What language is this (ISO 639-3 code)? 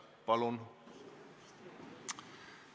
est